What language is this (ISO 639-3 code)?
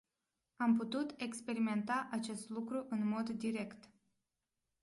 ron